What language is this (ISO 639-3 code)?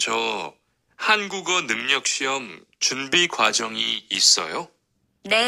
kor